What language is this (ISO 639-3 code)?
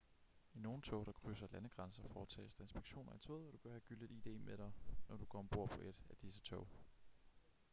dan